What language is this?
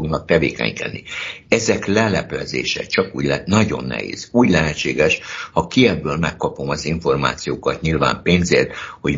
Hungarian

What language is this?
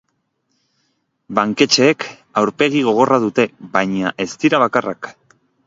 Basque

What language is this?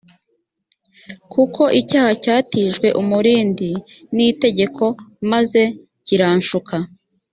Kinyarwanda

